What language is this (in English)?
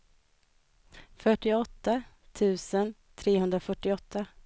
Swedish